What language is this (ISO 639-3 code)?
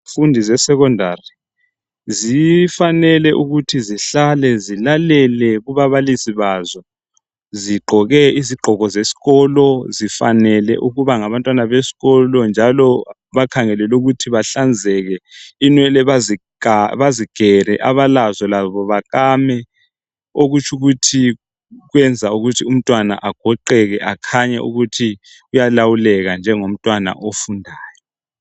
nde